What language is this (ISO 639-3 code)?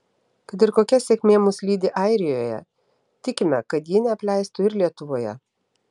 lit